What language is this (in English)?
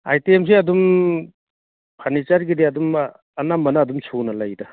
Manipuri